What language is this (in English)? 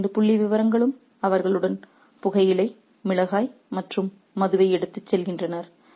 Tamil